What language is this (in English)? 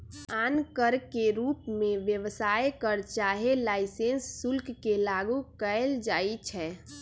Magahi